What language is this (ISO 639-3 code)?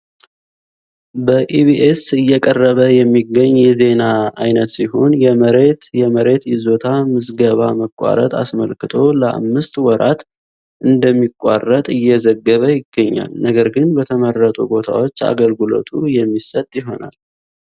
amh